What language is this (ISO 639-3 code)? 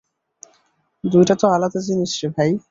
ben